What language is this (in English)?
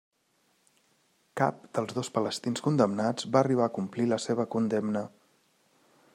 Catalan